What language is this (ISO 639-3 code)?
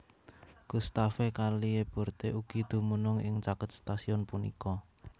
jav